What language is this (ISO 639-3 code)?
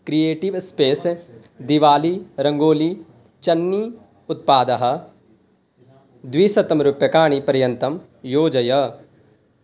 san